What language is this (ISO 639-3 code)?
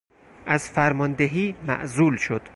fas